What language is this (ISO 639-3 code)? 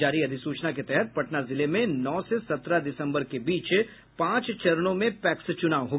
hin